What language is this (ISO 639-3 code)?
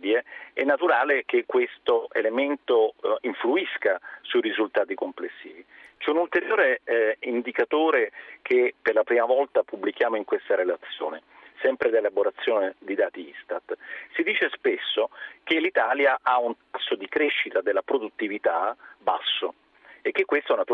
ita